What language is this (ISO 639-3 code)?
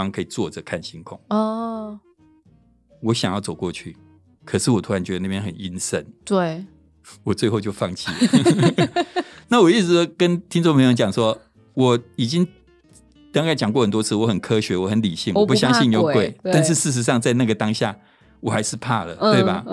zho